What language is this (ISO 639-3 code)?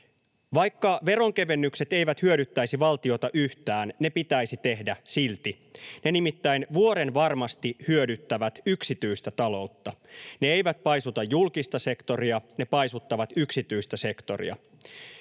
fin